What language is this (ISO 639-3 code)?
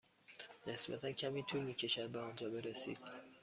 fas